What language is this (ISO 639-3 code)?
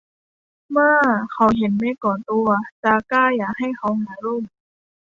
tha